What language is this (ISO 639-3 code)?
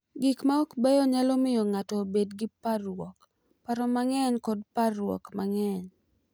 luo